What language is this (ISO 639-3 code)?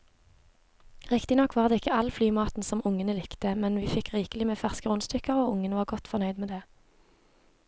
nor